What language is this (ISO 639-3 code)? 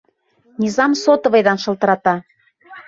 bak